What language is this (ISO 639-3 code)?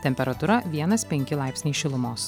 lit